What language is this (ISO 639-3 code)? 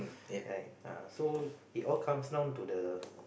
eng